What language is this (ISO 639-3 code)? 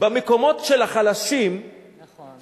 heb